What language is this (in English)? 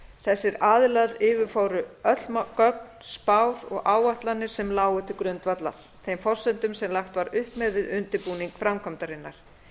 Icelandic